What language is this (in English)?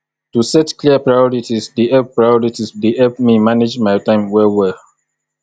Nigerian Pidgin